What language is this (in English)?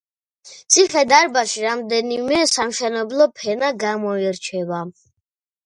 Georgian